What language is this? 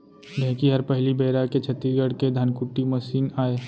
Chhattisgarhi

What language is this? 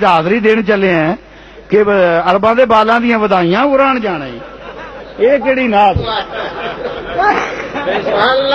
Urdu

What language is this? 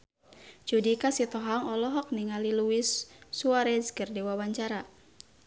Sundanese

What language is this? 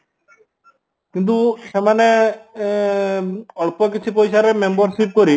Odia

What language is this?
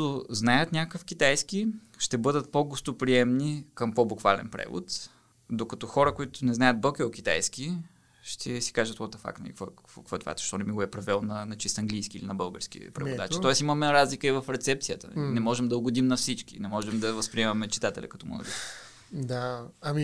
Bulgarian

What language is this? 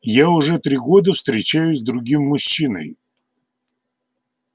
Russian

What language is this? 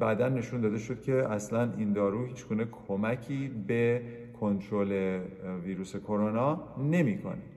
Persian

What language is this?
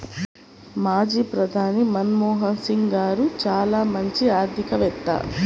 Telugu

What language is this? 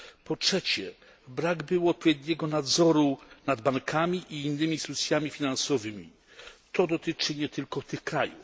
Polish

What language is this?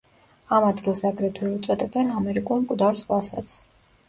Georgian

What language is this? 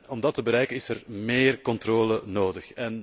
Dutch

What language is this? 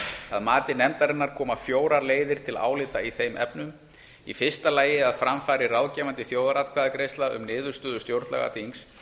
Icelandic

